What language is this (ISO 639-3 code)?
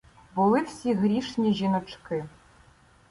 ukr